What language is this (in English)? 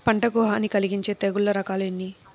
Telugu